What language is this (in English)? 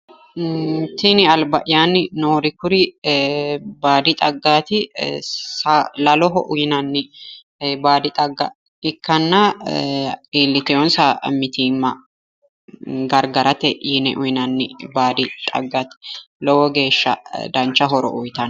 Sidamo